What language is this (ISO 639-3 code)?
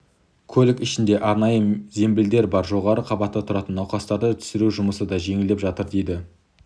kaz